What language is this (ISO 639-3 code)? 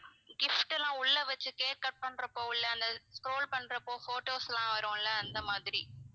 tam